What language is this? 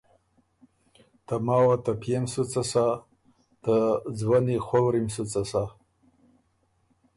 Ormuri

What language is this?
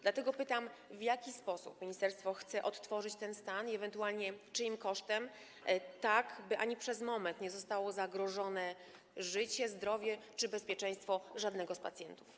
Polish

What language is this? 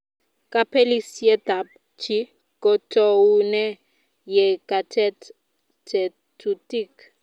Kalenjin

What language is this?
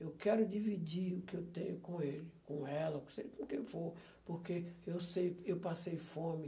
Portuguese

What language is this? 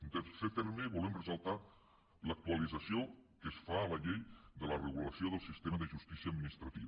Catalan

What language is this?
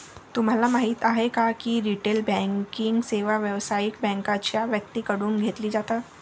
Marathi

